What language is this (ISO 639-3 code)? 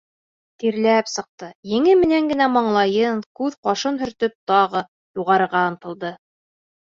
bak